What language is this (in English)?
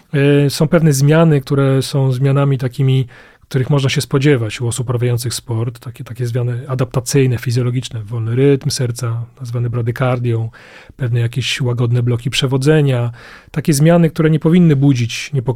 Polish